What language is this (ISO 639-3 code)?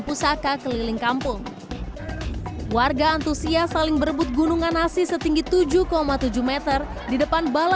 ind